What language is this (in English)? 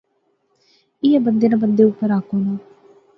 Pahari-Potwari